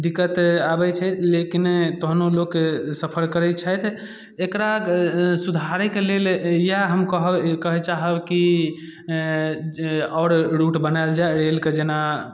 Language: Maithili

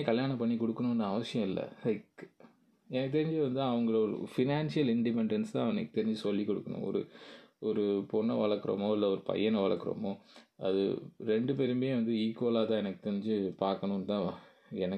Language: Tamil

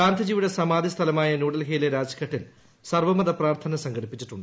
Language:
Malayalam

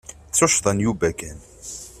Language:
Kabyle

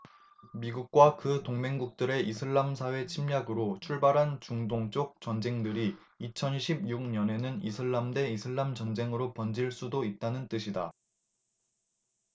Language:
Korean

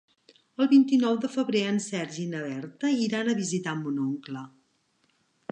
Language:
Catalan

